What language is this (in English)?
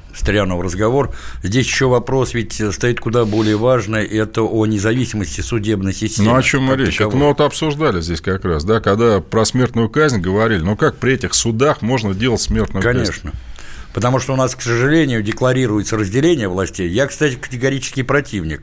Russian